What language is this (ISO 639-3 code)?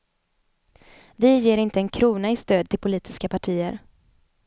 swe